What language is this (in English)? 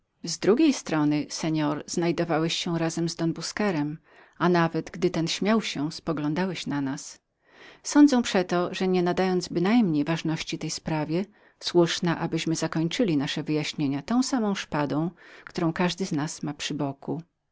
Polish